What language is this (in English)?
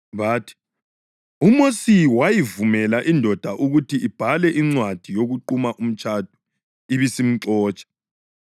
North Ndebele